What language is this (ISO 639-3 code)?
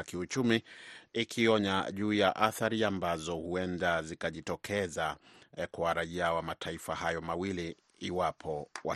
swa